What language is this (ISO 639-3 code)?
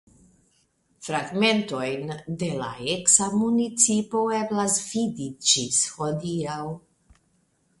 epo